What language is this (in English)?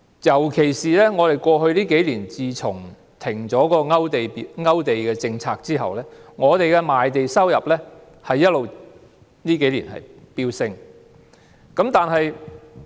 Cantonese